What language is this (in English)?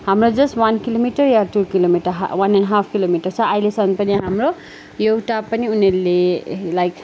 Nepali